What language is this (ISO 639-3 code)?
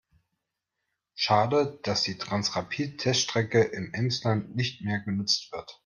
deu